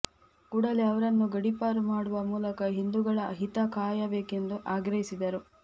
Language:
Kannada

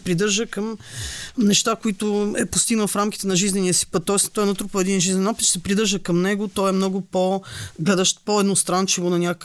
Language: Bulgarian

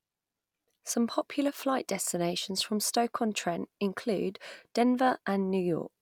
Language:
English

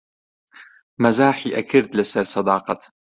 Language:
Central Kurdish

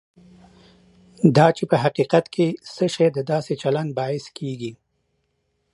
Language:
Pashto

